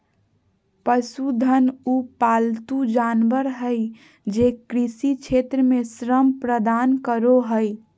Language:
Magahi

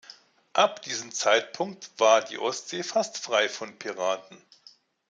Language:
German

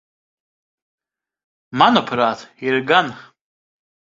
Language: Latvian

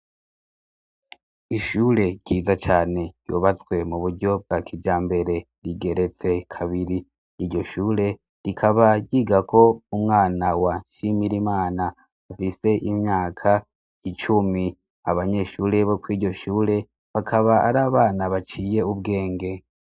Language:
Rundi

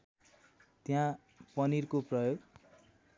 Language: Nepali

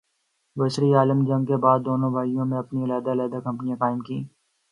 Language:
Urdu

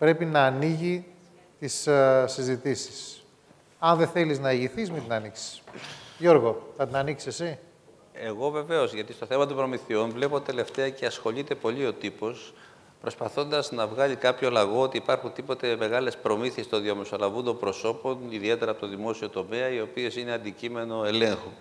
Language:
Greek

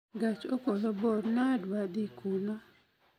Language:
Luo (Kenya and Tanzania)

